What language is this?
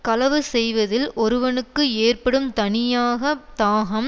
Tamil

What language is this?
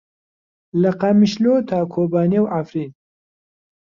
Central Kurdish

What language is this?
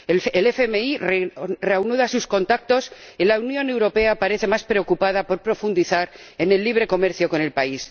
Spanish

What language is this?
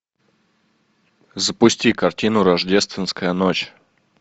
Russian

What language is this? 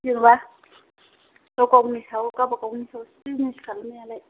Bodo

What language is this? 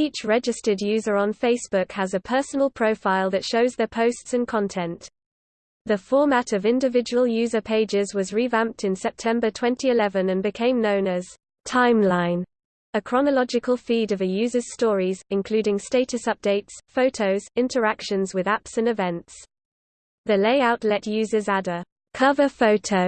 English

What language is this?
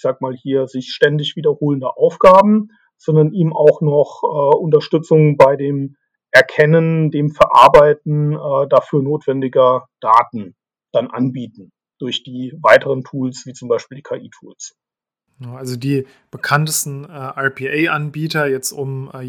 German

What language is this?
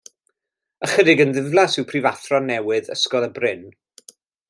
Welsh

